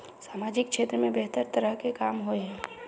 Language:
Magahi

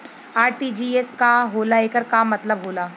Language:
Bhojpuri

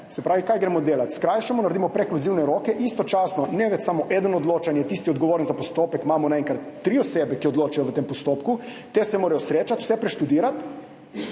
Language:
Slovenian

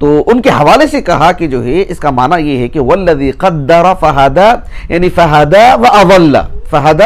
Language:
Arabic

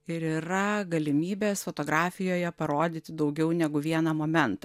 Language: Lithuanian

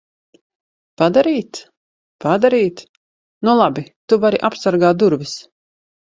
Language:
Latvian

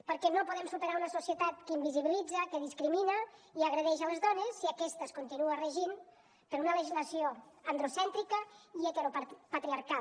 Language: Catalan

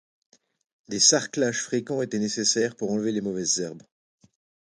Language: French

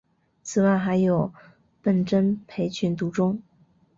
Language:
Chinese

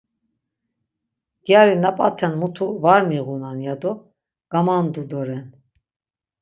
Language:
Laz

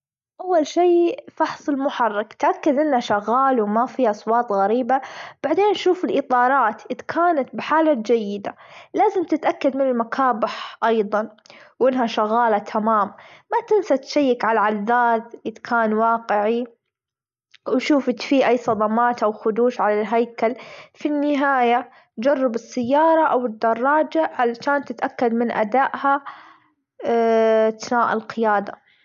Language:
Gulf Arabic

